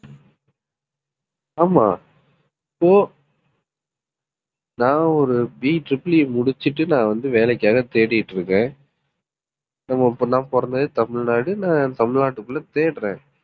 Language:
Tamil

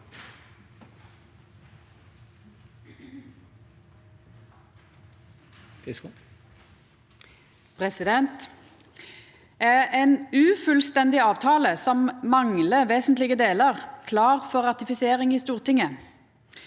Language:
Norwegian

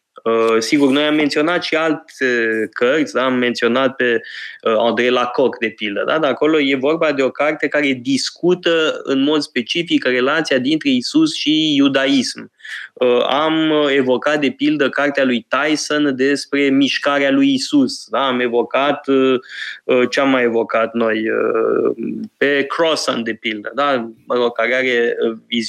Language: Romanian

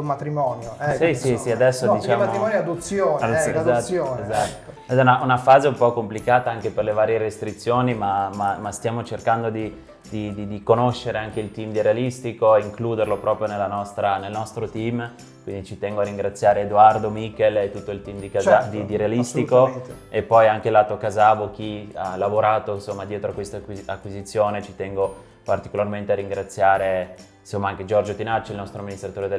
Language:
Italian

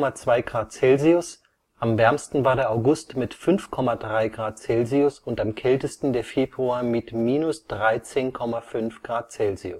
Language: German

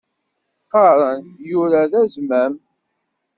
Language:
Kabyle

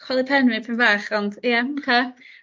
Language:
Welsh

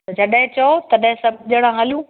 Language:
Sindhi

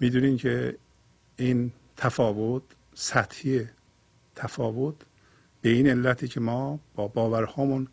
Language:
Persian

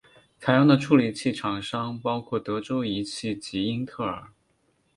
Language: Chinese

